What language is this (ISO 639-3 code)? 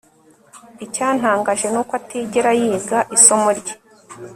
kin